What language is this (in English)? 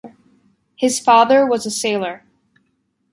English